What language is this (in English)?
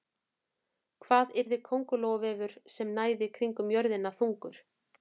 Icelandic